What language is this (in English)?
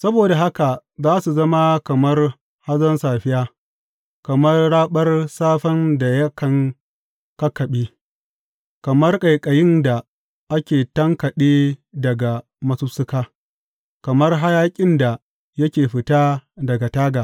Hausa